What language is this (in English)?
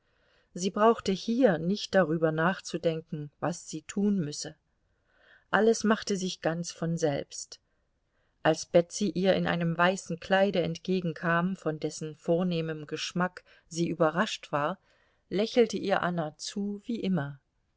German